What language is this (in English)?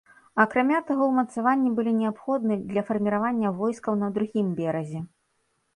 Belarusian